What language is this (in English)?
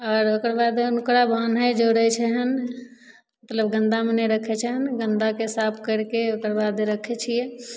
Maithili